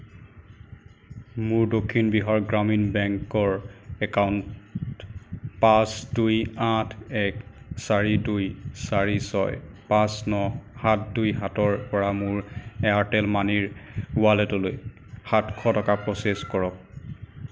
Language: Assamese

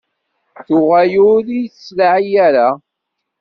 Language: Kabyle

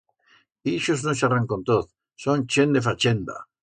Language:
Aragonese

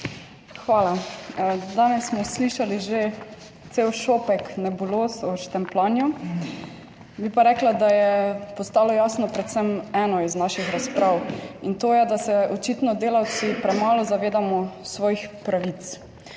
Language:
Slovenian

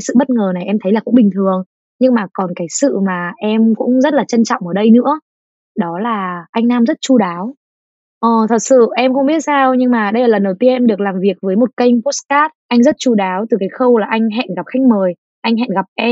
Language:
Vietnamese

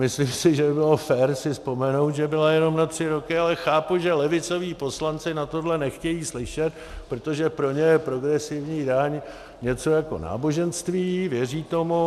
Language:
Czech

